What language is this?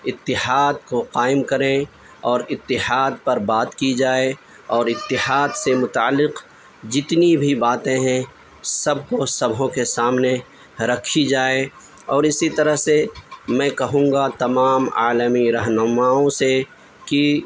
Urdu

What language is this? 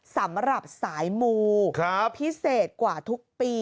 Thai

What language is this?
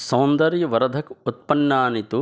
Sanskrit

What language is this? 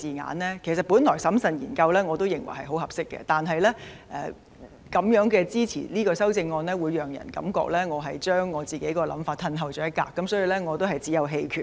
Cantonese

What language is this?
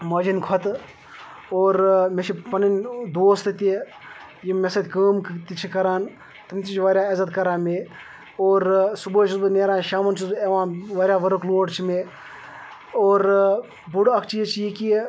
Kashmiri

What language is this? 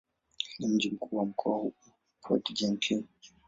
Swahili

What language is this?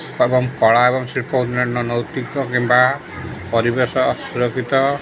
Odia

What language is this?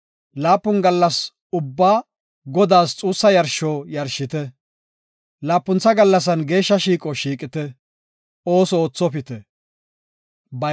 Gofa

